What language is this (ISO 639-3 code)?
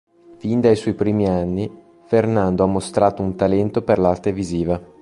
ita